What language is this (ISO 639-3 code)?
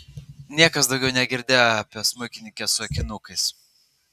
lit